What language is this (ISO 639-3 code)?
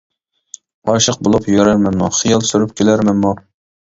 uig